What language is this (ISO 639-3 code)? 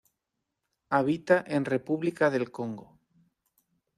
spa